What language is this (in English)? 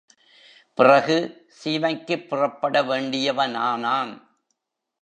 Tamil